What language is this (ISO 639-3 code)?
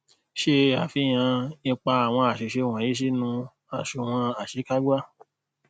yor